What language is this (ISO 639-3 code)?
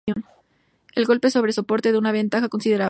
spa